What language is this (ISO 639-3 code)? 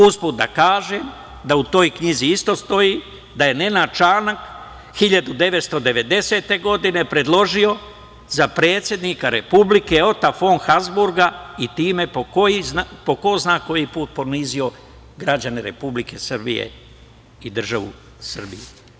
srp